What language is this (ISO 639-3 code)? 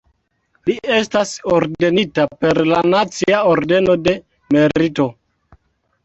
epo